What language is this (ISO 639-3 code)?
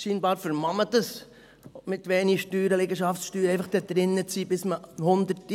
gsw